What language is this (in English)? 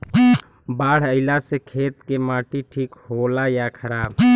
Bhojpuri